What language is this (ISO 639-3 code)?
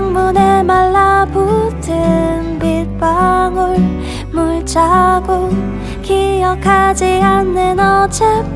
kor